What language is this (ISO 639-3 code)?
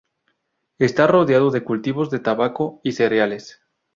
spa